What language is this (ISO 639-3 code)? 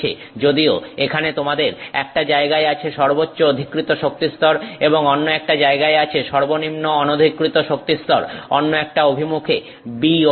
ben